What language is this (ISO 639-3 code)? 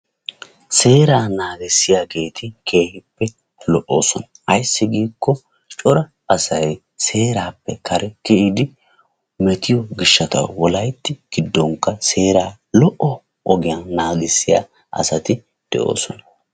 wal